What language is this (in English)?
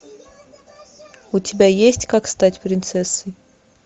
Russian